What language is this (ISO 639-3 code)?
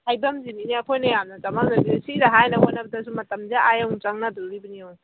mni